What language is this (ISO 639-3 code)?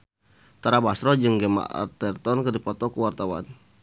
sun